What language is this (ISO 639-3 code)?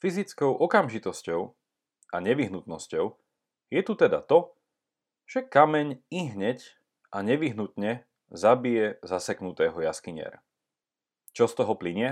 slk